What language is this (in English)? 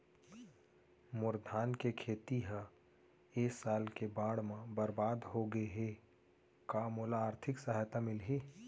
Chhattisgarhi